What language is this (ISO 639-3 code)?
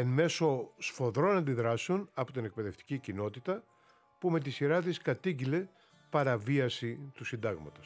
ell